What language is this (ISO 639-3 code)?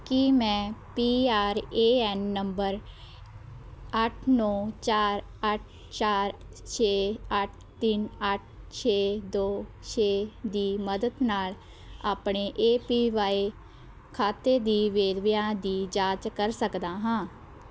pan